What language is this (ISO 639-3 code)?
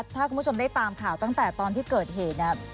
tha